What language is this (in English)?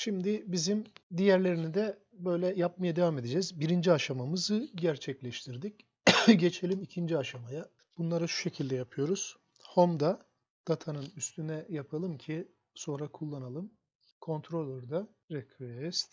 Turkish